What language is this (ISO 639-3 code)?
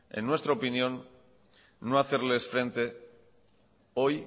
spa